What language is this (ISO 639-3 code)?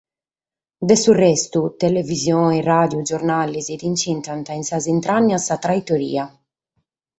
srd